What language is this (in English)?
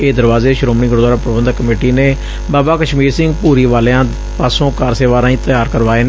Punjabi